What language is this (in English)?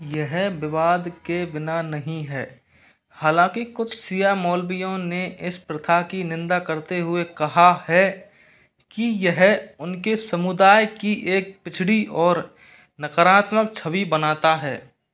Hindi